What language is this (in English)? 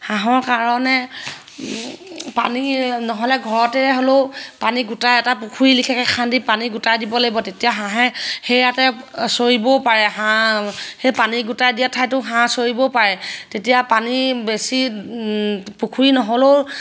Assamese